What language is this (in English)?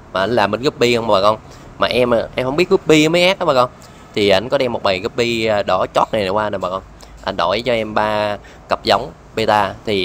Vietnamese